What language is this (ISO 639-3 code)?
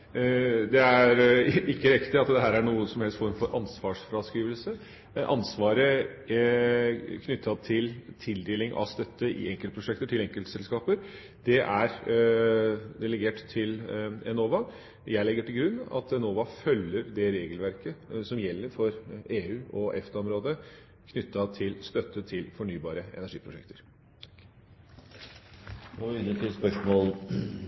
nob